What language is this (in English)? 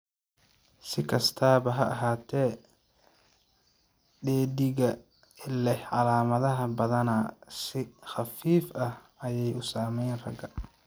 Somali